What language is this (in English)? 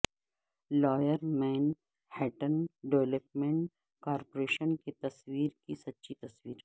Urdu